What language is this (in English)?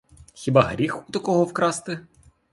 Ukrainian